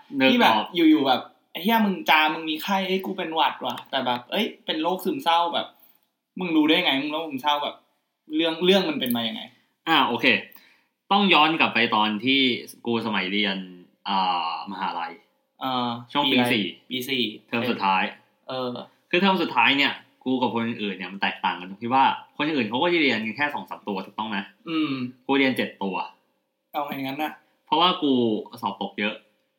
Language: Thai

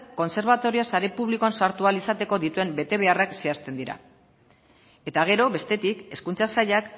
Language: Basque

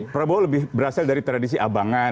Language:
Indonesian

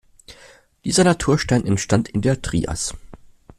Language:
German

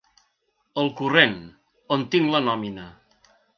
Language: Catalan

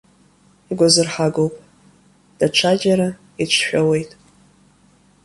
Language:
Abkhazian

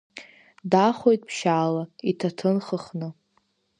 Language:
Abkhazian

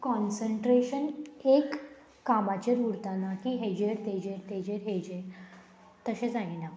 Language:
Konkani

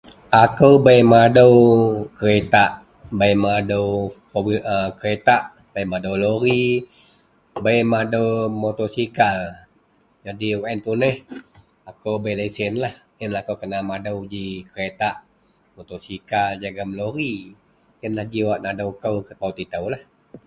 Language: Central Melanau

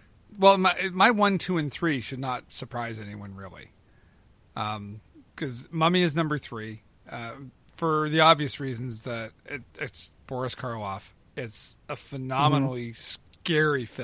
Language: English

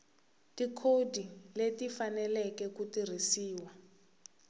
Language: Tsonga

